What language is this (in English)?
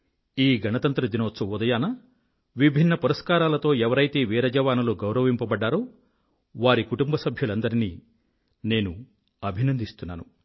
Telugu